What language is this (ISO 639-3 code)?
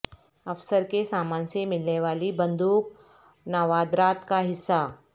urd